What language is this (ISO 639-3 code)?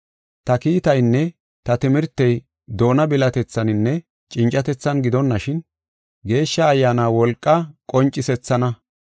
gof